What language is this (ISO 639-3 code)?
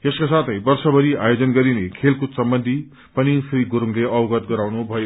nep